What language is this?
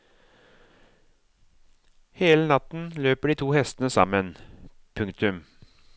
Norwegian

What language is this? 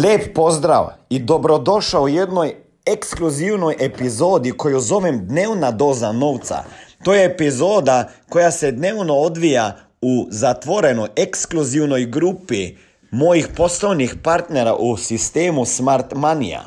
Croatian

